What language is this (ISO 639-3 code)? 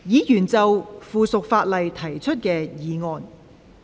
yue